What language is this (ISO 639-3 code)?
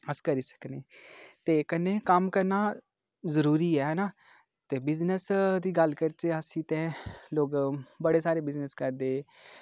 doi